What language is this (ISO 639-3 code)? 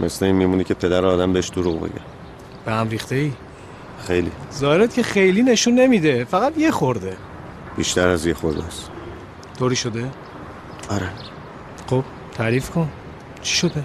fas